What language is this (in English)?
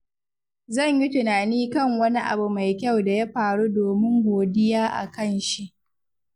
Hausa